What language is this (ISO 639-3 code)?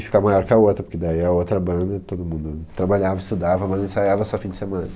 por